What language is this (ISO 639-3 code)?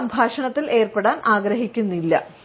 mal